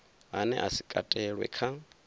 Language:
Venda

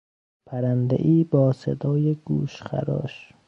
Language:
Persian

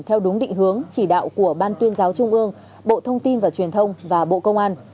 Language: Vietnamese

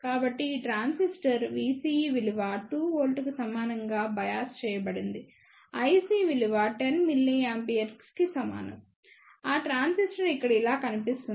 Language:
Telugu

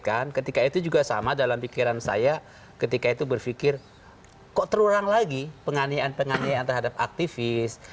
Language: Indonesian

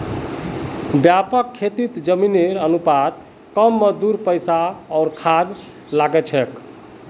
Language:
Magahi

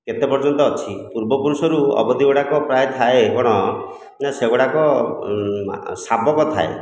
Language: Odia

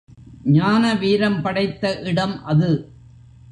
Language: Tamil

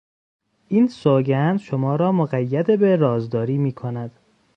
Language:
Persian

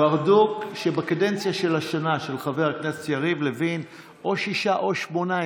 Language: Hebrew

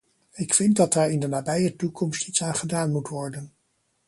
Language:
Dutch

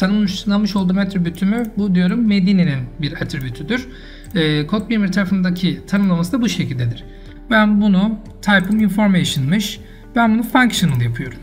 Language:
Turkish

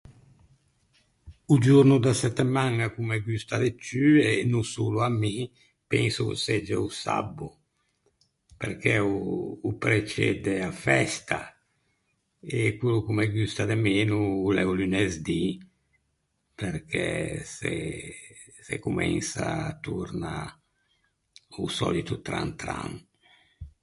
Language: Ligurian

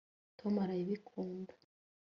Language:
Kinyarwanda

